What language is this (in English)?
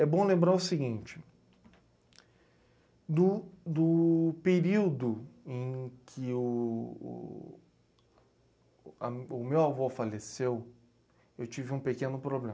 Portuguese